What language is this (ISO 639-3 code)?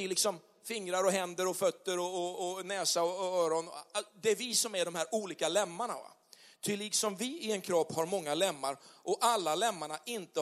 swe